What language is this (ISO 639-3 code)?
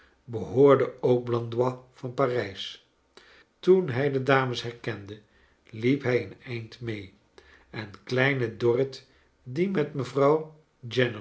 nld